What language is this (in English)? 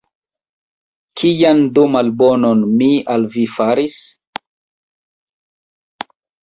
Esperanto